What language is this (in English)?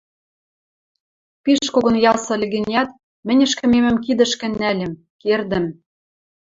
Western Mari